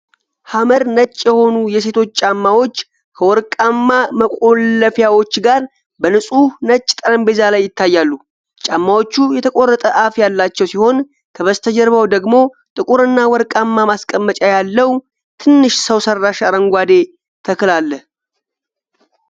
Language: Amharic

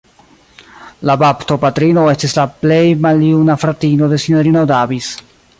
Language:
Esperanto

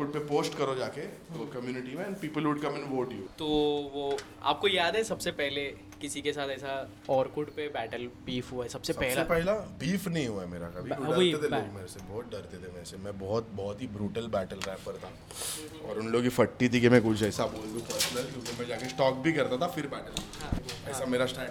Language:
Hindi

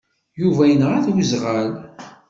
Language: Kabyle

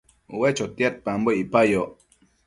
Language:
Matsés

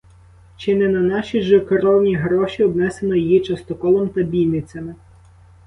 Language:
Ukrainian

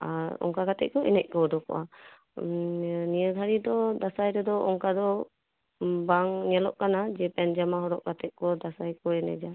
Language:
Santali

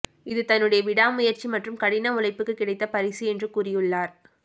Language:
Tamil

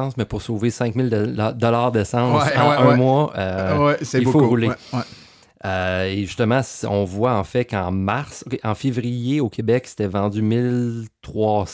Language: French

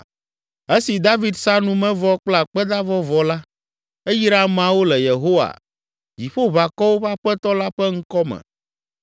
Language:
Ewe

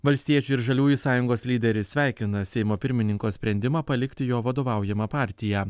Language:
Lithuanian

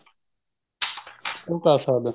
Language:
Punjabi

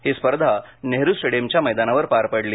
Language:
Marathi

